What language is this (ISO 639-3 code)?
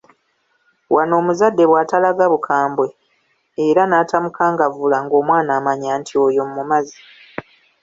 lug